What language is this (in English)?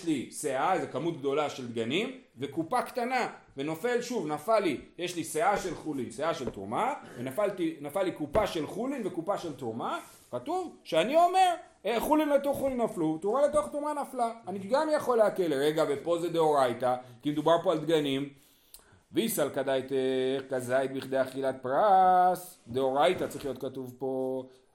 Hebrew